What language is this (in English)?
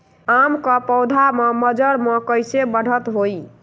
Magahi